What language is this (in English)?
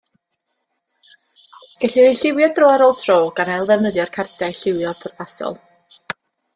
Welsh